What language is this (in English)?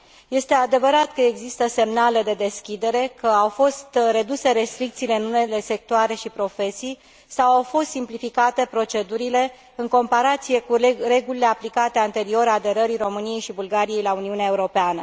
Romanian